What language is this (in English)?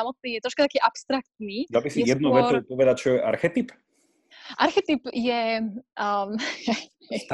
Slovak